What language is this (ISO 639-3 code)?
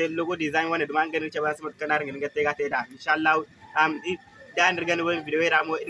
ind